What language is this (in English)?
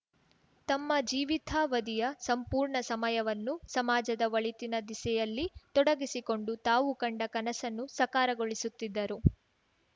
Kannada